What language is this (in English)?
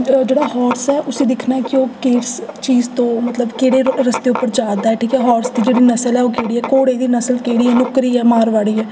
Dogri